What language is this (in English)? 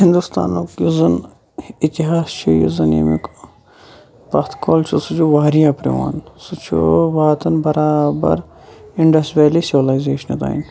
Kashmiri